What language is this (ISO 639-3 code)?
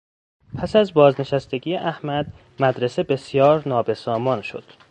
fas